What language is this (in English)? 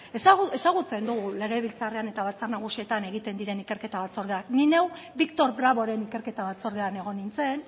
Basque